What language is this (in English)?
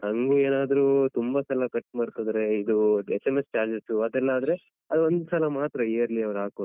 Kannada